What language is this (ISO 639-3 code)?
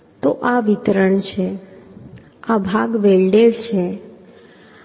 guj